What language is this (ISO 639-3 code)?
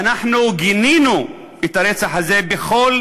heb